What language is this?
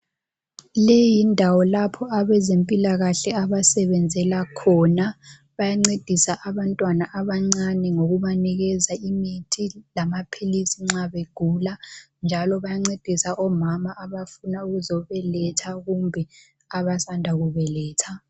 North Ndebele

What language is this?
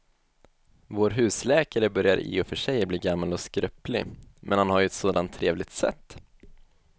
Swedish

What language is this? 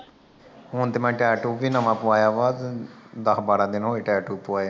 Punjabi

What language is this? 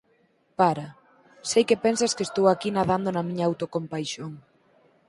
Galician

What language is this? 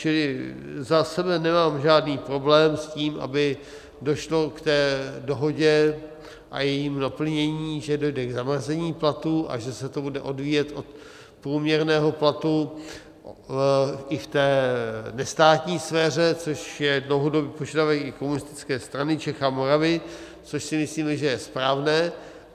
Czech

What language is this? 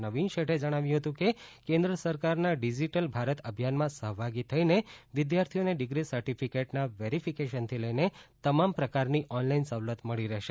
Gujarati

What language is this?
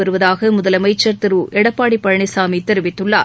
Tamil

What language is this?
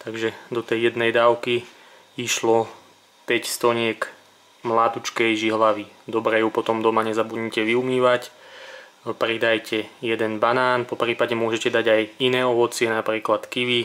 Slovak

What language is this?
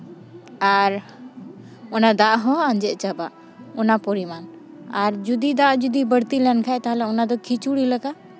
Santali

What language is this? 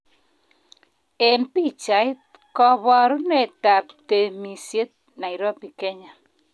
Kalenjin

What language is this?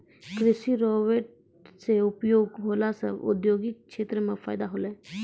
Maithili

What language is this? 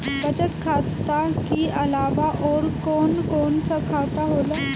Bhojpuri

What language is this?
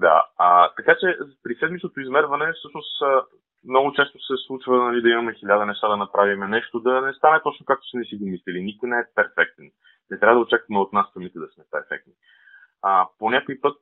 Bulgarian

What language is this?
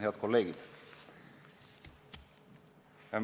Estonian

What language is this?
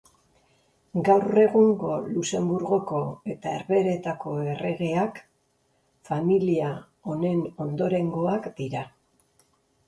Basque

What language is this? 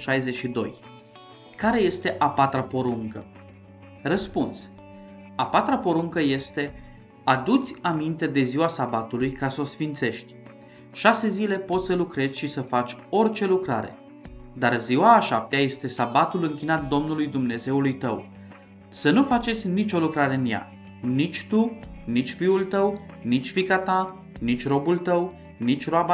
Romanian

